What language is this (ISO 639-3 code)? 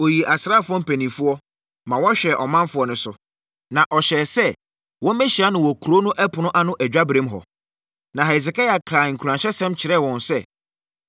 aka